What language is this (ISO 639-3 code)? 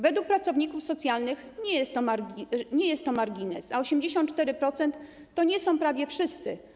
pol